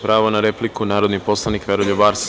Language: Serbian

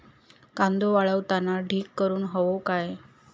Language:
Marathi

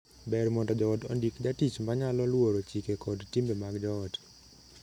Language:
Luo (Kenya and Tanzania)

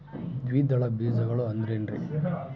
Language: Kannada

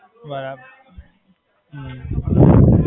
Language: Gujarati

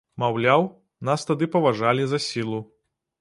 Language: Belarusian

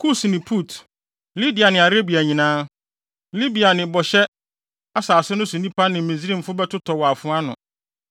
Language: Akan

